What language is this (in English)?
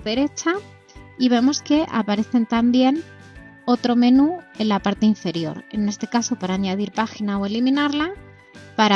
Spanish